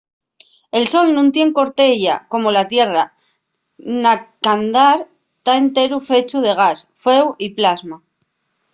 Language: Asturian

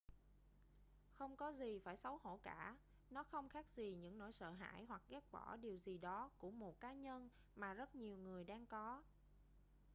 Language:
Vietnamese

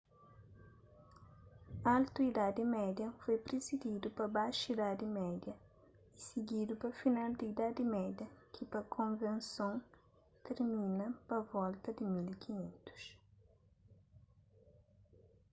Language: Kabuverdianu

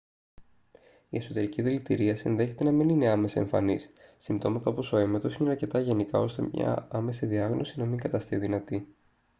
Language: Greek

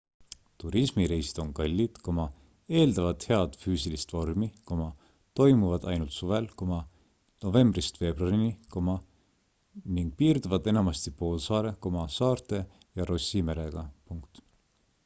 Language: Estonian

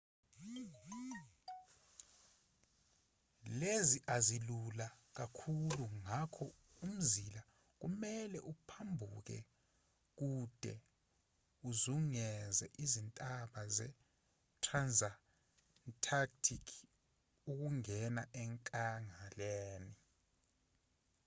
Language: Zulu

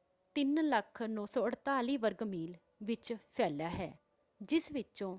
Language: Punjabi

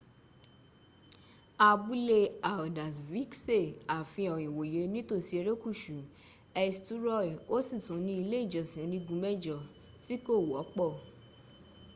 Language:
Yoruba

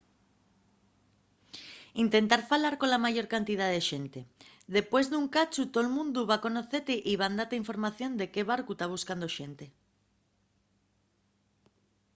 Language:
Asturian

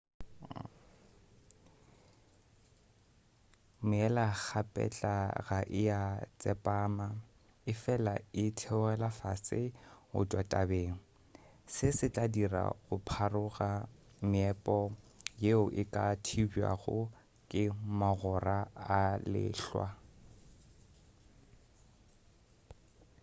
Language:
Northern Sotho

